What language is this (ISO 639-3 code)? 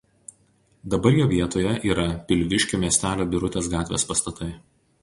lit